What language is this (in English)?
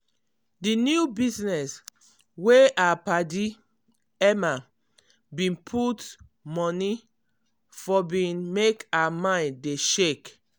Nigerian Pidgin